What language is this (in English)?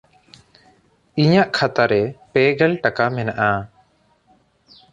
Santali